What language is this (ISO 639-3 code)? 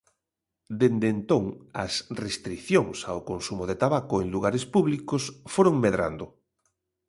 glg